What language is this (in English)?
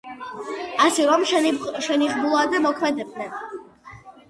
Georgian